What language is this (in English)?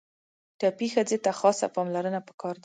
Pashto